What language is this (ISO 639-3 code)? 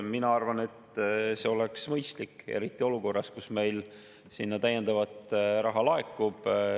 est